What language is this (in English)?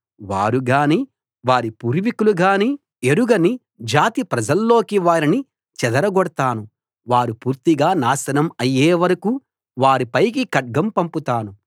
Telugu